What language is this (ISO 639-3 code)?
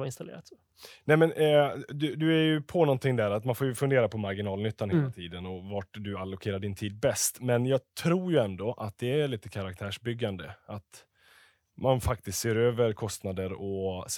swe